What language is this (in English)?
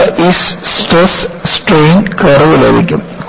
Malayalam